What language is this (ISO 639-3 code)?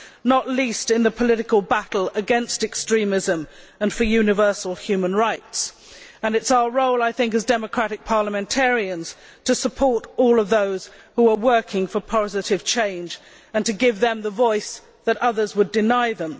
eng